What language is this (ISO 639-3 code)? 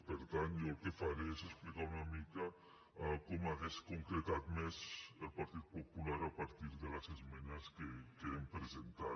cat